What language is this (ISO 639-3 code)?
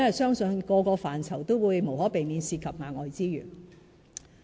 yue